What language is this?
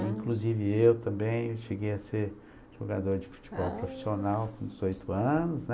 Portuguese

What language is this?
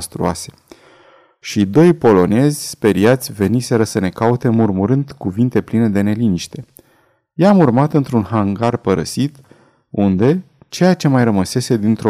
Romanian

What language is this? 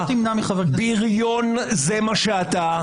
Hebrew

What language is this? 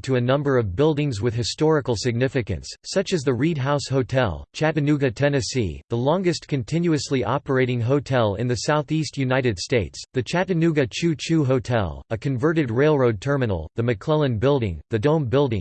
English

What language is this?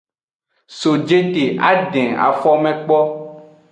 Aja (Benin)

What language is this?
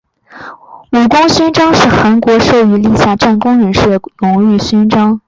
Chinese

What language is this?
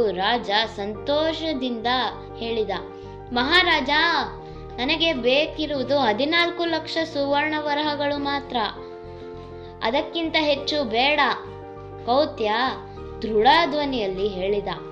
Kannada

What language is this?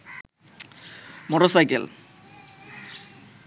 Bangla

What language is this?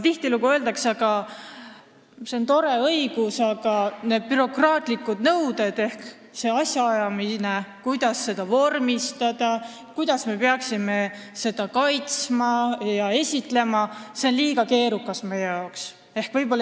Estonian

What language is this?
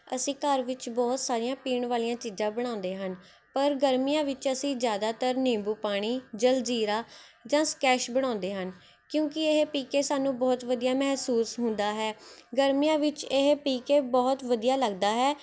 Punjabi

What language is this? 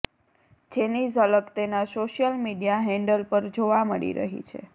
Gujarati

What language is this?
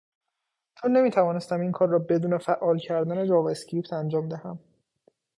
Persian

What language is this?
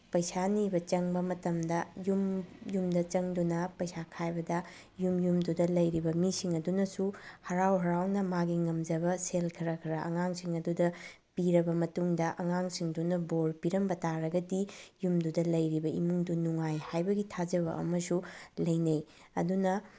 Manipuri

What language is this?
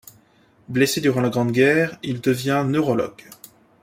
French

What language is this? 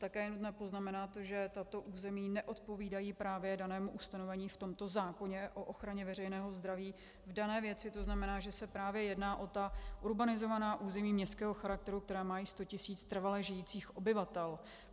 Czech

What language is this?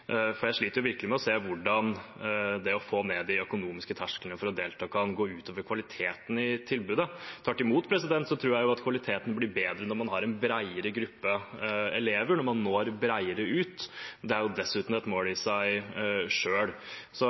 Norwegian Bokmål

